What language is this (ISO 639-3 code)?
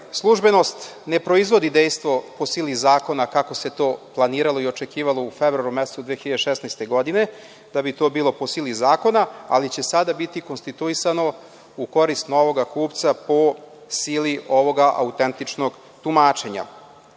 srp